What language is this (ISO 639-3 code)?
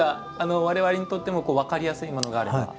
jpn